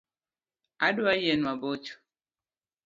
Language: Luo (Kenya and Tanzania)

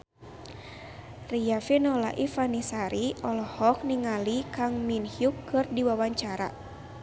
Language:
Sundanese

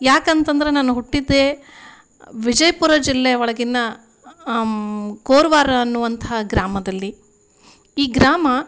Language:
Kannada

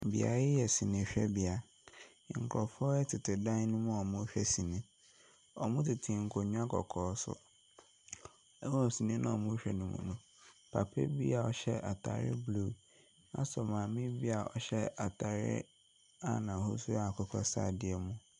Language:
Akan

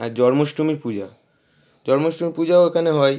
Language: Bangla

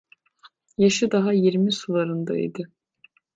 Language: Turkish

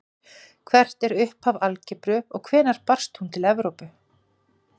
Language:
Icelandic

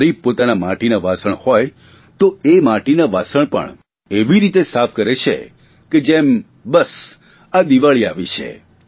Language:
Gujarati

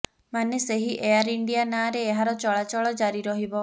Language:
Odia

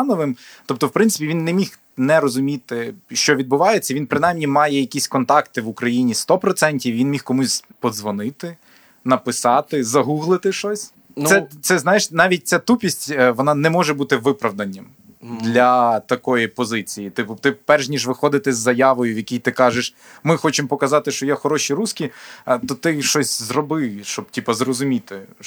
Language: Ukrainian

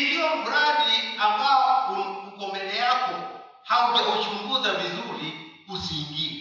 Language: Swahili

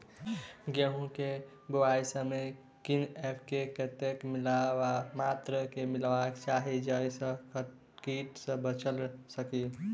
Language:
Maithili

